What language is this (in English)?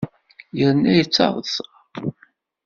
Kabyle